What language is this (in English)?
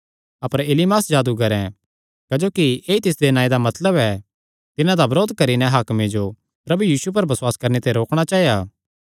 Kangri